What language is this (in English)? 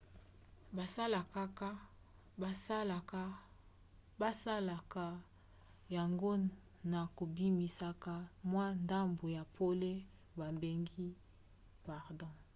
Lingala